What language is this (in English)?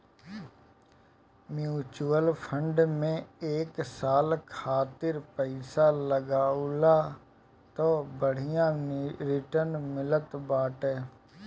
Bhojpuri